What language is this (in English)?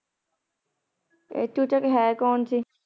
Punjabi